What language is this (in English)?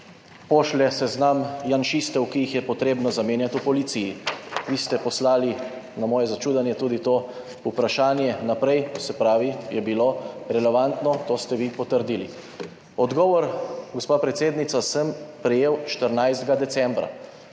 Slovenian